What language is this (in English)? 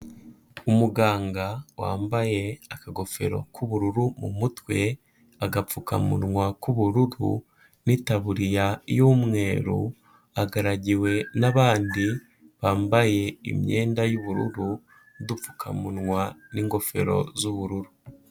Kinyarwanda